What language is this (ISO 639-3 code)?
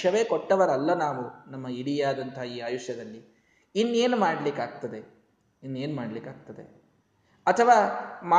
kan